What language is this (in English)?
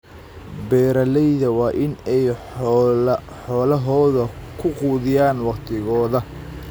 Somali